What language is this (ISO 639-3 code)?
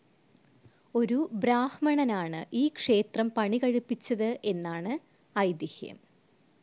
mal